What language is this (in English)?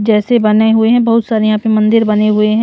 Hindi